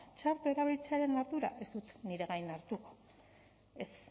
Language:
Basque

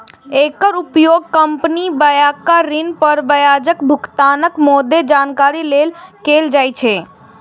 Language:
Maithili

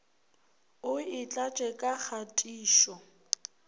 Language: Northern Sotho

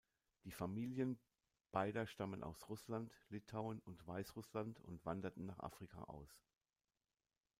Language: German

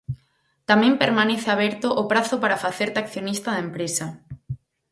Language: Galician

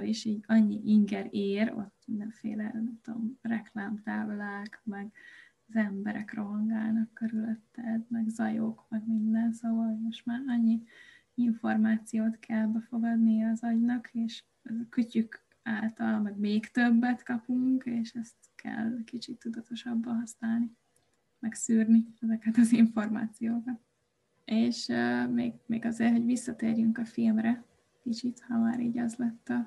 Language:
Hungarian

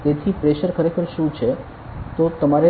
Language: Gujarati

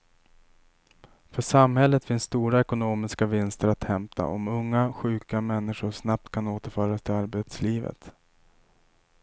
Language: Swedish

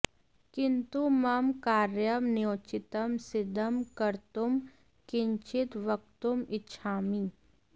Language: Sanskrit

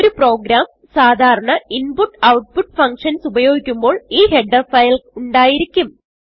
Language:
Malayalam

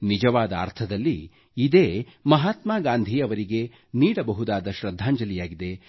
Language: Kannada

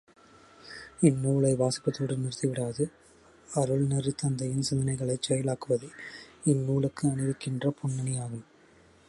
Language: Tamil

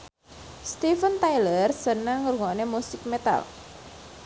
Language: Javanese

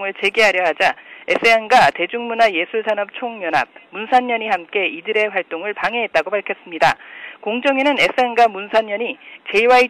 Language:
Korean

